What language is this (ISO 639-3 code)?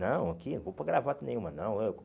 por